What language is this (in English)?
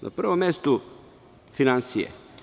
Serbian